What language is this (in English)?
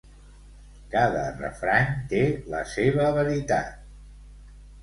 Catalan